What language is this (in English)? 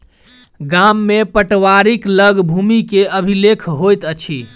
Maithili